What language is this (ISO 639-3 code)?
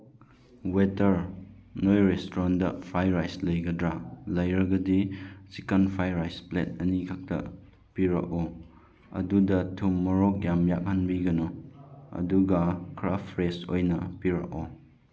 mni